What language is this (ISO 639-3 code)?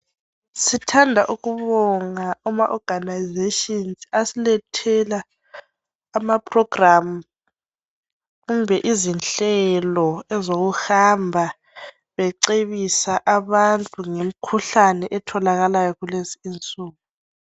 nde